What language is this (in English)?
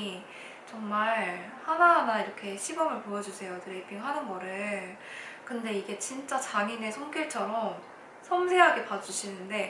Korean